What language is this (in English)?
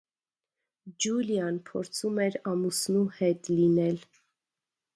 Armenian